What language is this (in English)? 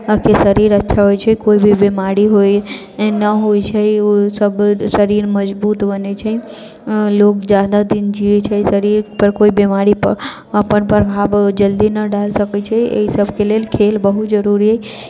Maithili